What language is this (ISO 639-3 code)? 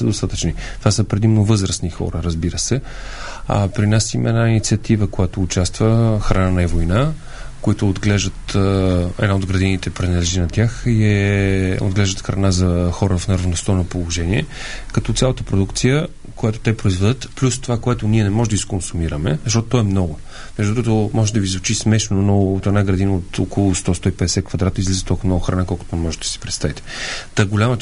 bul